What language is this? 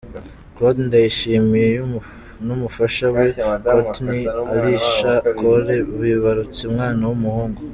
Kinyarwanda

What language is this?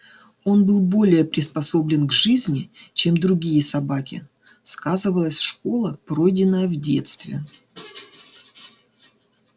Russian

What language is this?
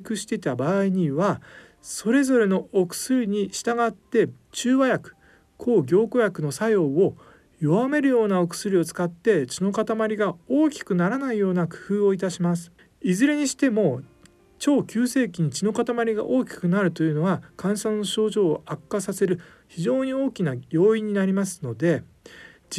Japanese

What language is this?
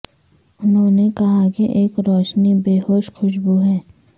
Urdu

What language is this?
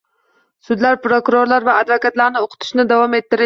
Uzbek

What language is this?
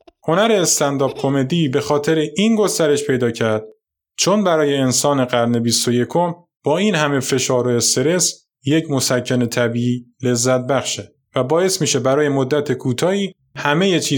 Persian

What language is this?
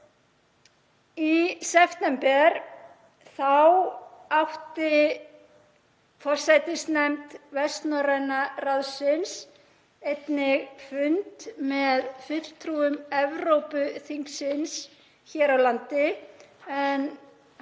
Icelandic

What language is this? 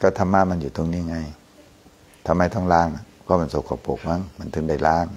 Thai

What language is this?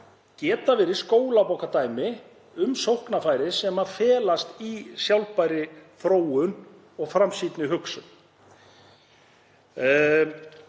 Icelandic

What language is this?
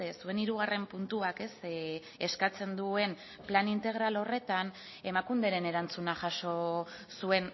Basque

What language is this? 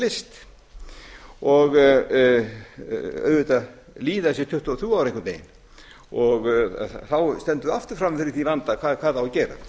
Icelandic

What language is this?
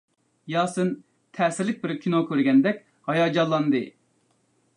Uyghur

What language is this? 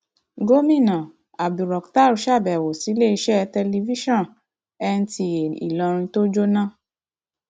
Yoruba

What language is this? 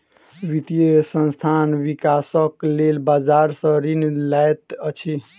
Maithili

